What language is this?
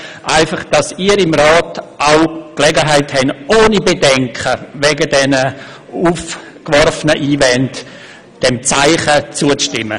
Swiss German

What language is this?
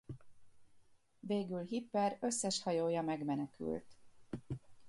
Hungarian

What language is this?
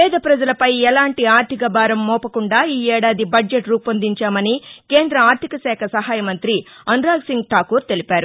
Telugu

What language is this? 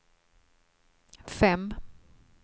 Swedish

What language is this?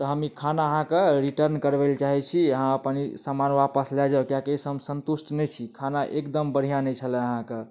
Maithili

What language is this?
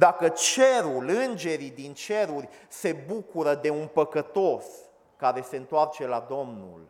Romanian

